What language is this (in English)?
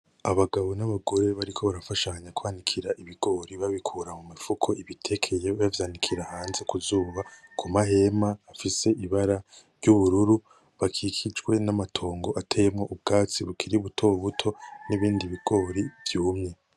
Rundi